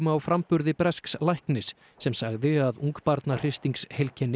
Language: Icelandic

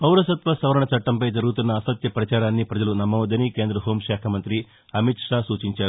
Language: Telugu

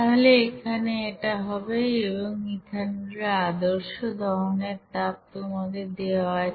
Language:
Bangla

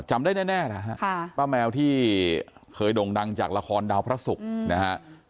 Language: Thai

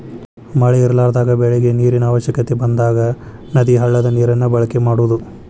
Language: Kannada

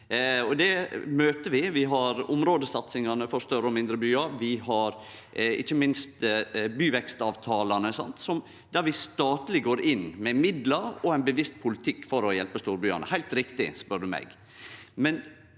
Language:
Norwegian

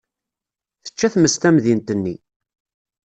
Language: Kabyle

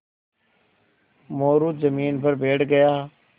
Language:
Hindi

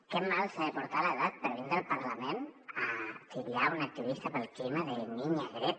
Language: Catalan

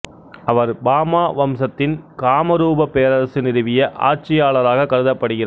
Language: Tamil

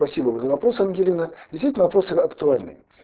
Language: Russian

